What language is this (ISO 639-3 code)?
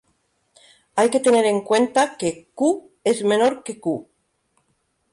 spa